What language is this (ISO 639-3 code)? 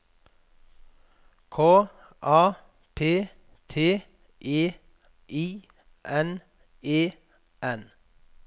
nor